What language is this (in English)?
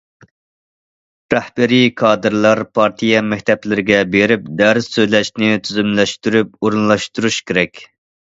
Uyghur